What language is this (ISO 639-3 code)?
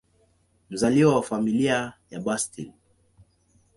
swa